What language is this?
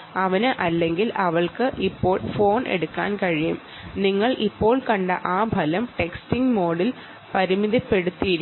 Malayalam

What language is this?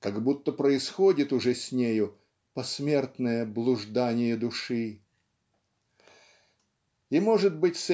Russian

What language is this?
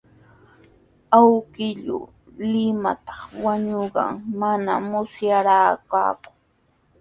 Sihuas Ancash Quechua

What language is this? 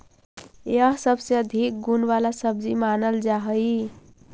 Magahi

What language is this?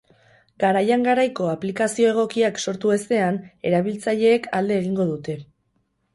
Basque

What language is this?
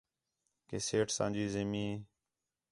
Khetrani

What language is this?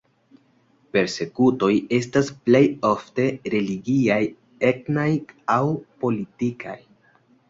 Esperanto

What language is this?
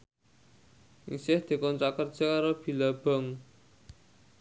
Javanese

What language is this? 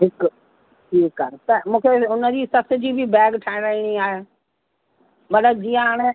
Sindhi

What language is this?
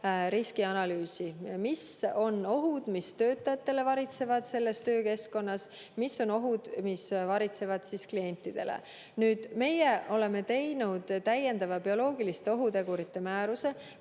Estonian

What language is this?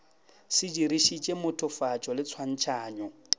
Northern Sotho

